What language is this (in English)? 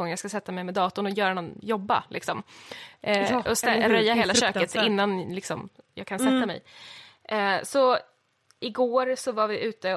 Swedish